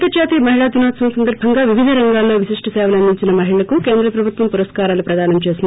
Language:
Telugu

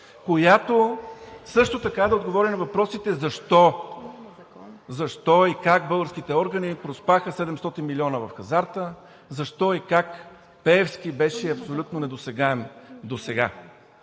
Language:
Bulgarian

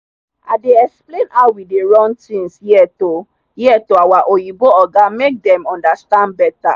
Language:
Nigerian Pidgin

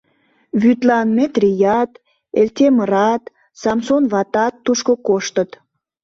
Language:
Mari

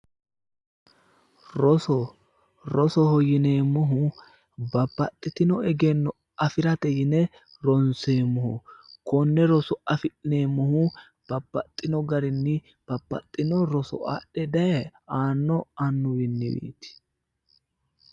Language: Sidamo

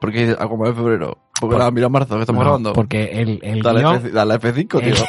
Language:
Spanish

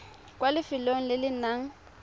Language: Tswana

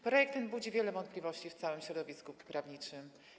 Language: Polish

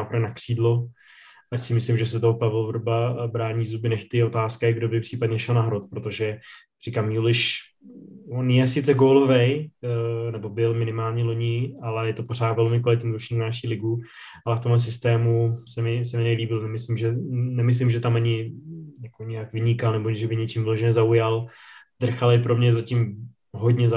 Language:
Czech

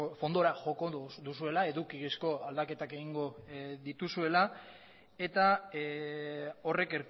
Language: Basque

